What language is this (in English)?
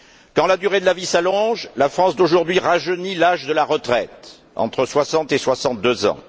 French